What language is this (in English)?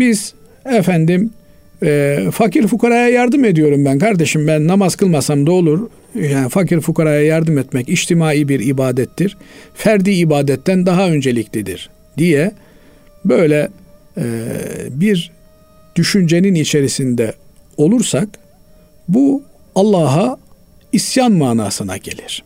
Turkish